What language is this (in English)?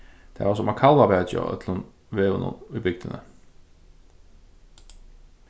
Faroese